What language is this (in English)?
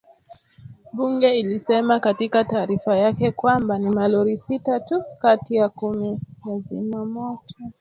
Swahili